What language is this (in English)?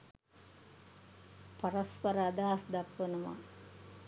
Sinhala